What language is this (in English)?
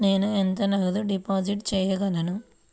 Telugu